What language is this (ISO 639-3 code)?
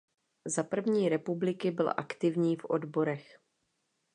ces